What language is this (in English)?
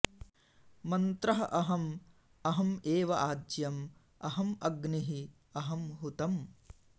Sanskrit